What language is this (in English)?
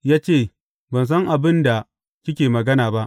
Hausa